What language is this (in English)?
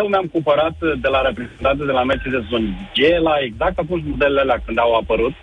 Romanian